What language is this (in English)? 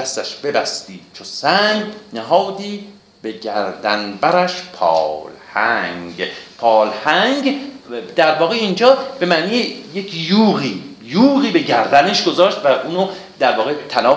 Persian